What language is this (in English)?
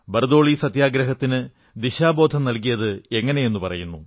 Malayalam